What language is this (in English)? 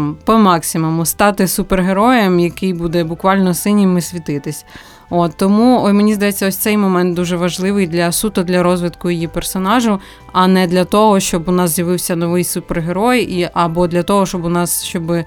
Ukrainian